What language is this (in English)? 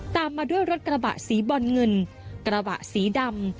Thai